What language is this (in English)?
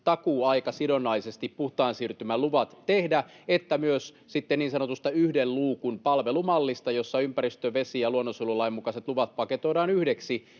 Finnish